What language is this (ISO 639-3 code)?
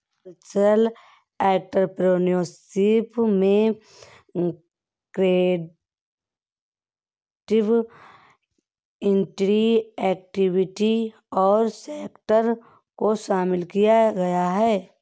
hin